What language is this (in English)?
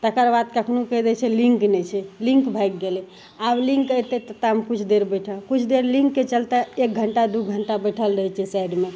Maithili